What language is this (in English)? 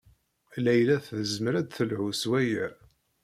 Kabyle